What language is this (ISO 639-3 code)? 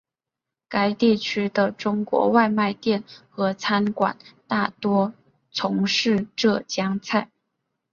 zho